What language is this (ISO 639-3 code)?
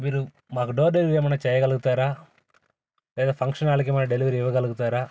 tel